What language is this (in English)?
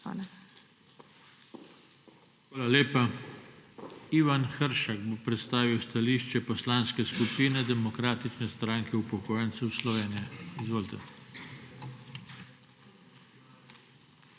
Slovenian